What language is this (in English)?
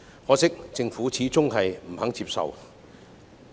Cantonese